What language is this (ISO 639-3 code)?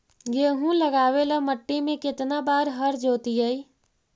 mag